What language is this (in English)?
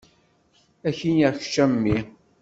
Kabyle